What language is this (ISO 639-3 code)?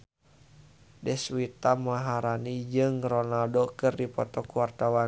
sun